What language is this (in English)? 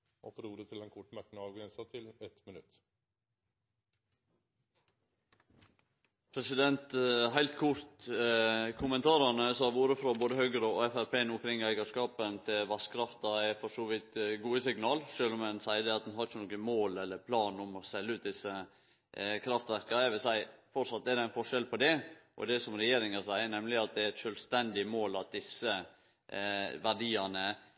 Norwegian Nynorsk